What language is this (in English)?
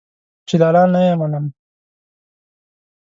Pashto